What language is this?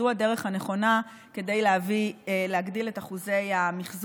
Hebrew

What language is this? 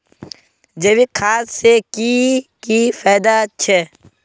Magahi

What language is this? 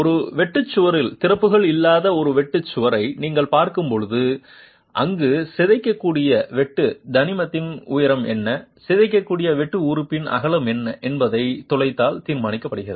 Tamil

